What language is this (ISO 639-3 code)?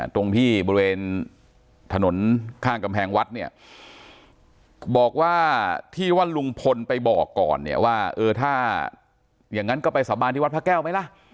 tha